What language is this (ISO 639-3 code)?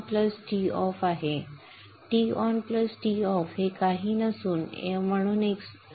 mar